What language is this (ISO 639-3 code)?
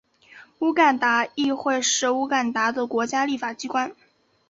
zho